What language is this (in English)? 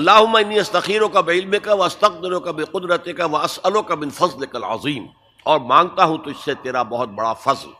Urdu